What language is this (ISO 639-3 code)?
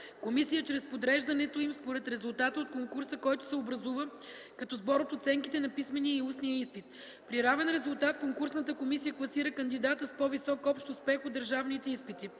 bul